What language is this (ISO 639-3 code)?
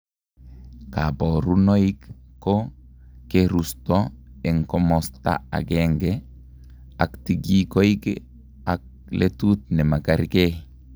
kln